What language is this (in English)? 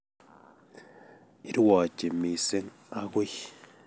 Kalenjin